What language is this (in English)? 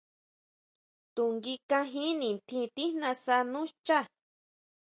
Huautla Mazatec